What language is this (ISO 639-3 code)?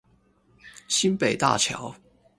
zho